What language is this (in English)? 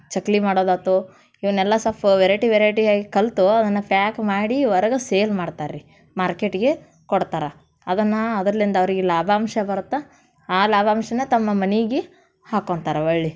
Kannada